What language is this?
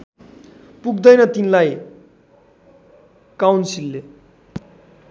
Nepali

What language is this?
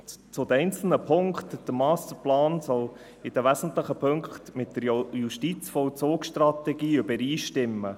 Swiss German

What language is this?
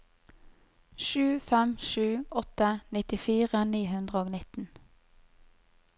Norwegian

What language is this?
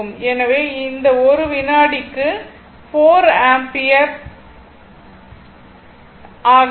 Tamil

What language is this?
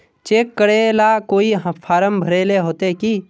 Magahi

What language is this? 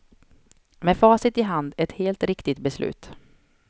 Swedish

